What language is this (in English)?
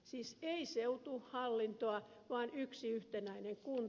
Finnish